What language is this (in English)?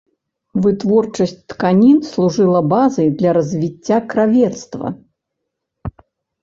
Belarusian